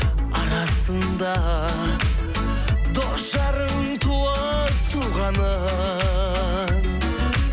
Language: Kazakh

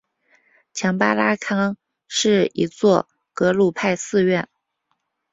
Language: Chinese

